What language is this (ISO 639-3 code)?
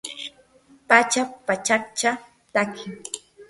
qur